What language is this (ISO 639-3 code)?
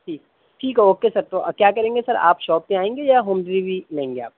urd